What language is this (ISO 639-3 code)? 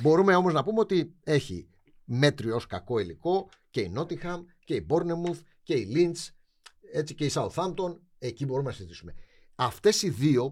ell